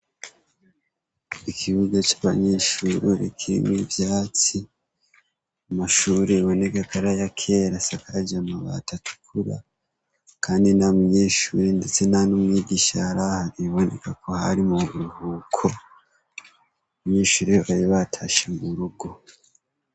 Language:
Rundi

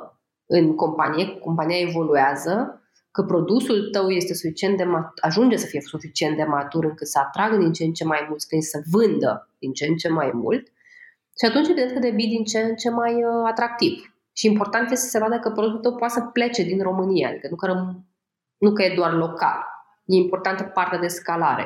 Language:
Romanian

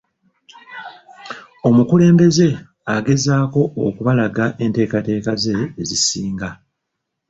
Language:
Ganda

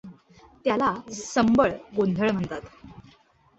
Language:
Marathi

